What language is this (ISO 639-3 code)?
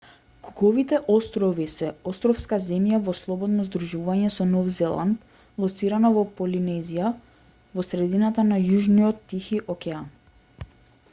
mkd